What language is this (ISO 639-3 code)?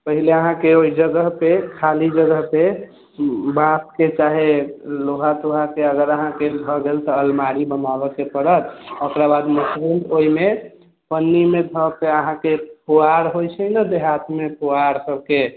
mai